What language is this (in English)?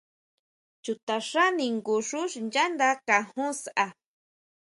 Huautla Mazatec